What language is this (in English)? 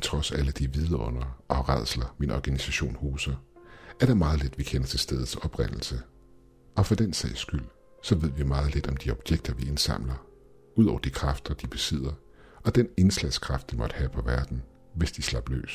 Danish